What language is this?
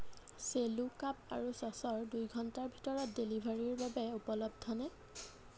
Assamese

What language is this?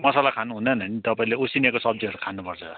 Nepali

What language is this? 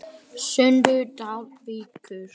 Icelandic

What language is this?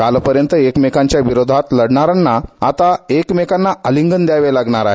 Marathi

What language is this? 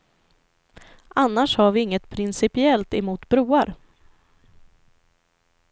Swedish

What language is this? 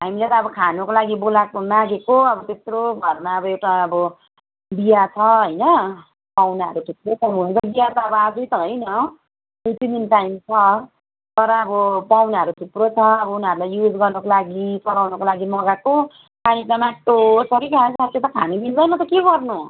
Nepali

